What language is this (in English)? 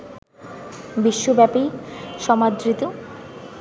Bangla